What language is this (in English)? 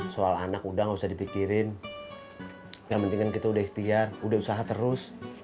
Indonesian